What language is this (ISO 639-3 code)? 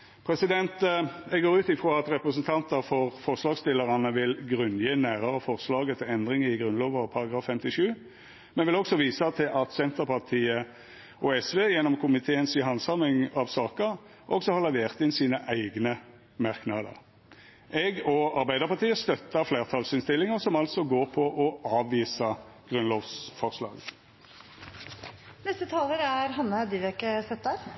nor